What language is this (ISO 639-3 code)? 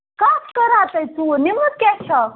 kas